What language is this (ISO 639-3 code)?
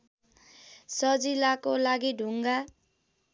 nep